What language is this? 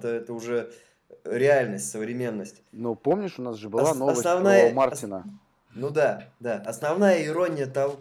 Russian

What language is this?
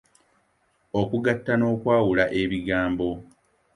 Ganda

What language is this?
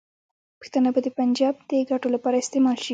Pashto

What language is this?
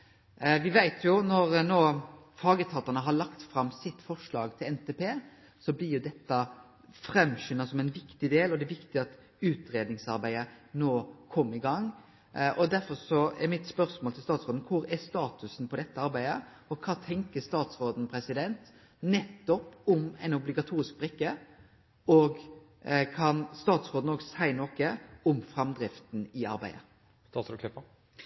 Norwegian Nynorsk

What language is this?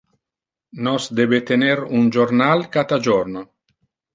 Interlingua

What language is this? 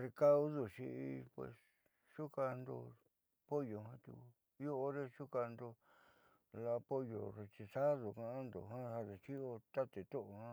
Southeastern Nochixtlán Mixtec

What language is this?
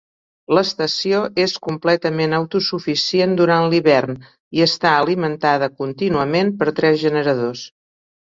Catalan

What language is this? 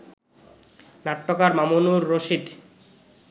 Bangla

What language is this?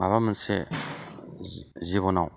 Bodo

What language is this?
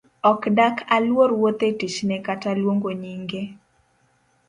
Luo (Kenya and Tanzania)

